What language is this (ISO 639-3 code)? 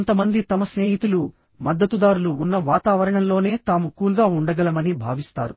tel